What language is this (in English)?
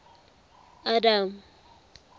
Tswana